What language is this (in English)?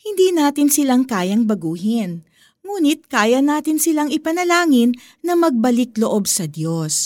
Filipino